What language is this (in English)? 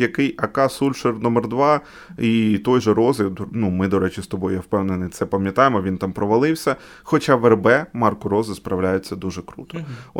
Ukrainian